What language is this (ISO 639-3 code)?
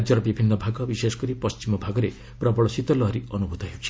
ori